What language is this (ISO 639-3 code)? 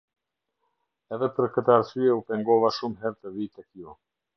sqi